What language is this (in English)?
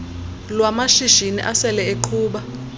Xhosa